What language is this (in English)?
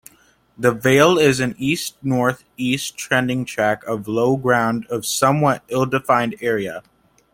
English